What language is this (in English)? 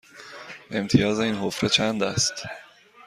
Persian